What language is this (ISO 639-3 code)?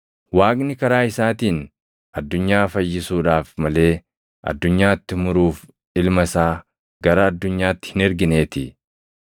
orm